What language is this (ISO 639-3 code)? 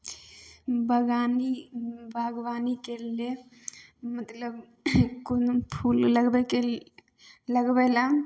mai